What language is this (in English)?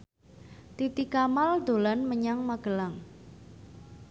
Javanese